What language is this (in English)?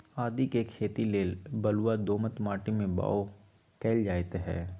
Magahi